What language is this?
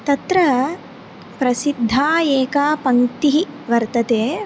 Sanskrit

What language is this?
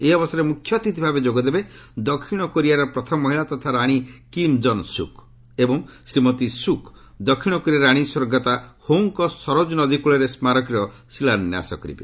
Odia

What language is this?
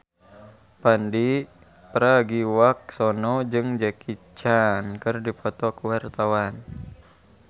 Sundanese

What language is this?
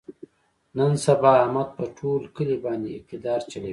Pashto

